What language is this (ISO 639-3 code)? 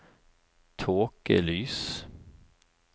nor